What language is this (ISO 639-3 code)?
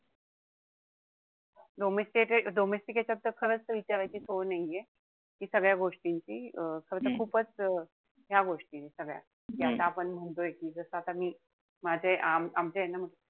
mar